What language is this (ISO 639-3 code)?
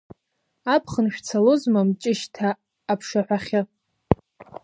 abk